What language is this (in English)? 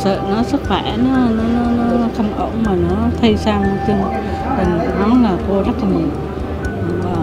Vietnamese